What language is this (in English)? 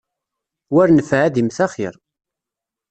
Kabyle